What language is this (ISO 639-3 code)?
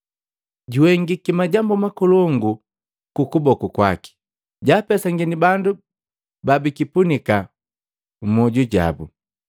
mgv